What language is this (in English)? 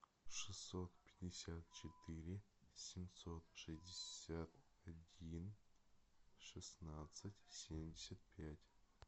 Russian